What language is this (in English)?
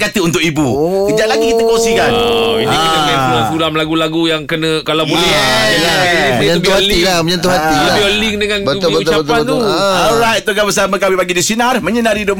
Malay